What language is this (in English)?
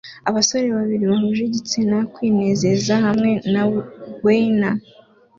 Kinyarwanda